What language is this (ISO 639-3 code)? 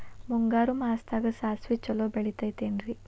kan